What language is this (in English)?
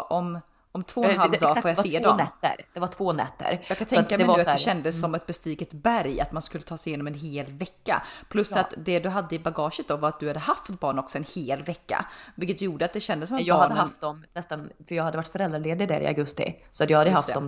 Swedish